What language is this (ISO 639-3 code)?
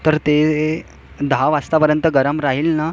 mar